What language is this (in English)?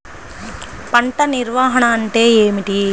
Telugu